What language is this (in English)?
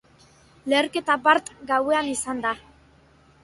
Basque